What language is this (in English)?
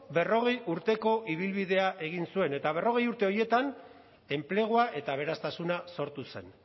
Basque